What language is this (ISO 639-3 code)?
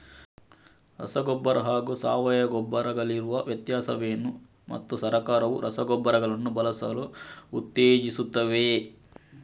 kan